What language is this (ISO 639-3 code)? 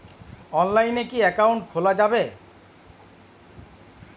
ben